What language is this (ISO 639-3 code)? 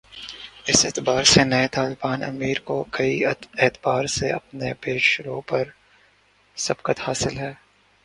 urd